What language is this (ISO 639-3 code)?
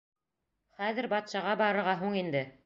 bak